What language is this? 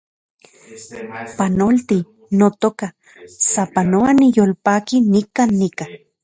Central Puebla Nahuatl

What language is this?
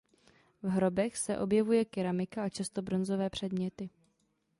Czech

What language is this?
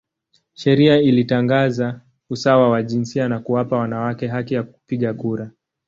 Swahili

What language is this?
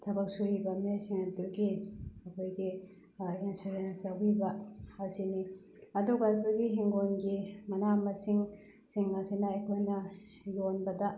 Manipuri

